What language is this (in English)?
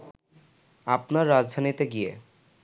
Bangla